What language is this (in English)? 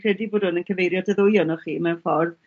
Welsh